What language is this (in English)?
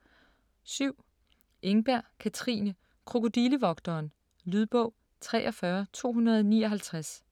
Danish